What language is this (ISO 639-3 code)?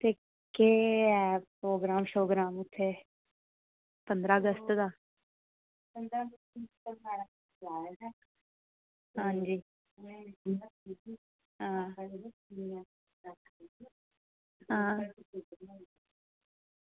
doi